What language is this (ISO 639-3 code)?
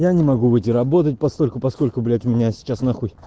rus